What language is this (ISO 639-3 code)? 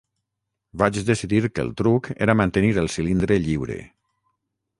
cat